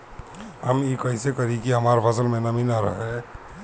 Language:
Bhojpuri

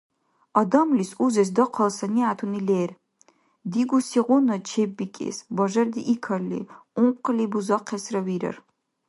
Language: Dargwa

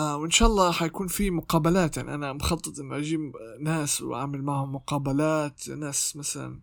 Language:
Arabic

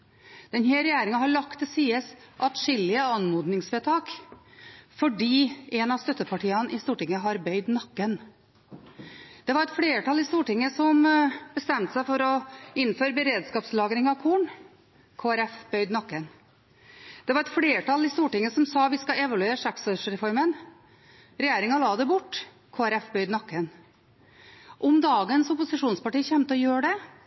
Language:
Norwegian Bokmål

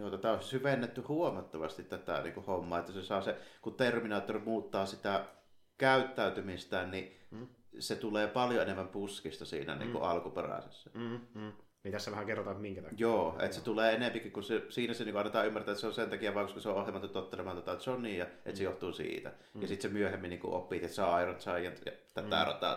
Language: Finnish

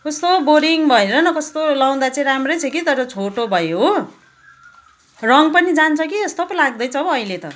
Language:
Nepali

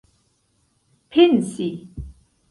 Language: Esperanto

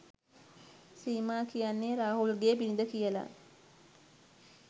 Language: Sinhala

